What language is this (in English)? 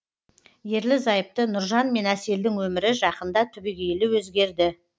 Kazakh